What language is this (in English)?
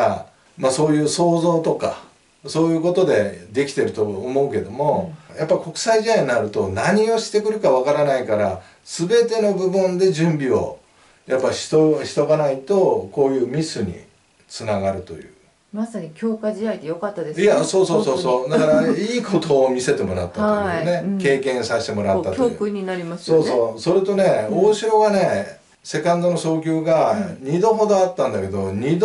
Japanese